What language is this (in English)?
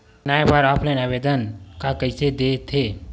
Chhattisgarhi